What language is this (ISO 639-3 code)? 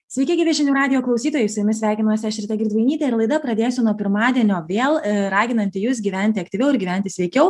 lit